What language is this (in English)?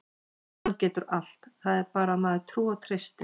Icelandic